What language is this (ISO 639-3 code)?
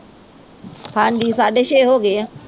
pan